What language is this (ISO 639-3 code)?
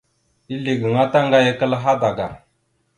mxu